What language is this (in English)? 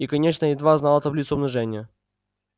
Russian